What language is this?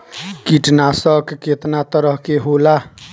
Bhojpuri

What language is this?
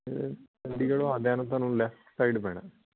Punjabi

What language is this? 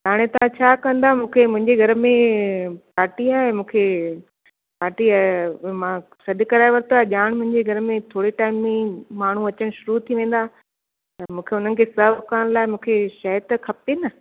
Sindhi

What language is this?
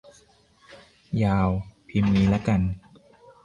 Thai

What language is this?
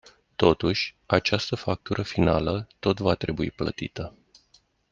Romanian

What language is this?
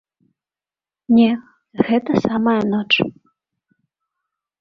Belarusian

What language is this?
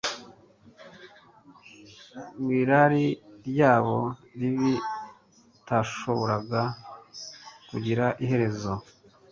Kinyarwanda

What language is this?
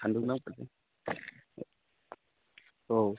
Bodo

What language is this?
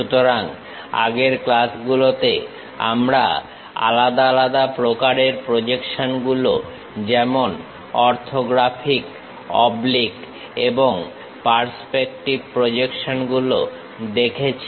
Bangla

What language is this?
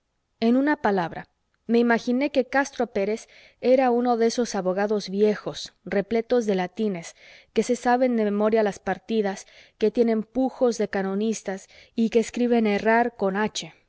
Spanish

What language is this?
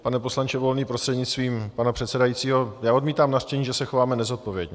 Czech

